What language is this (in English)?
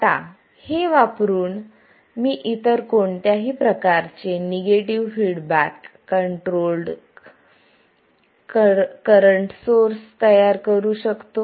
Marathi